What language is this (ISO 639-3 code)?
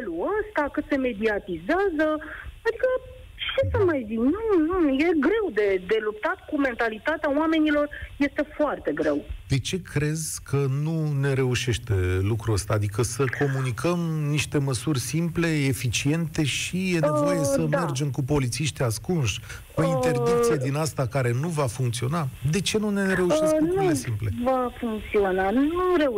ron